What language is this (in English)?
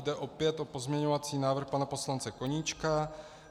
Czech